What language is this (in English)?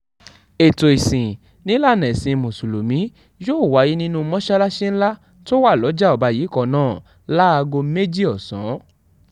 Yoruba